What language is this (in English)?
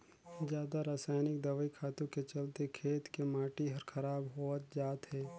Chhattisgarhi